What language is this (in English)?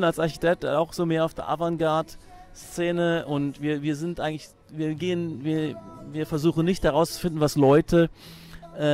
German